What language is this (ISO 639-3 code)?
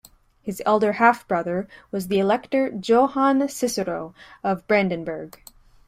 eng